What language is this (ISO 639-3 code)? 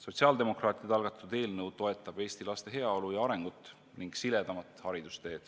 est